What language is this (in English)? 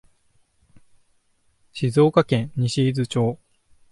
Japanese